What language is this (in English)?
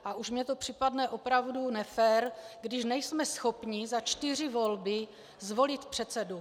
Czech